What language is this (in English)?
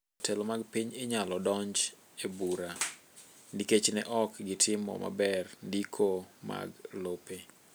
Luo (Kenya and Tanzania)